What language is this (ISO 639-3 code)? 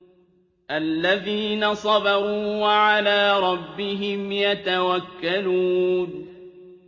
ara